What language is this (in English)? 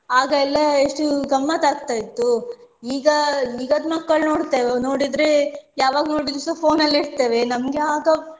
Kannada